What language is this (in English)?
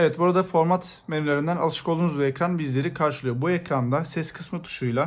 Turkish